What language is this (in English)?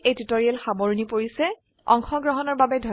Assamese